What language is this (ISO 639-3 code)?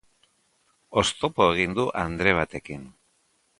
eus